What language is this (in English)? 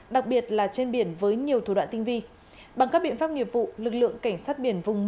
Vietnamese